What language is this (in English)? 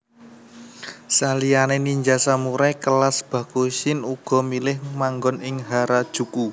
Javanese